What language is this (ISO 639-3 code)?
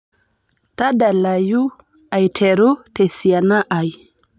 mas